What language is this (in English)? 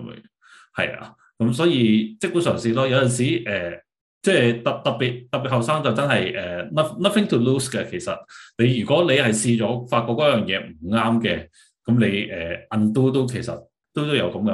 Chinese